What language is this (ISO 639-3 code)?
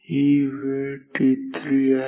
mar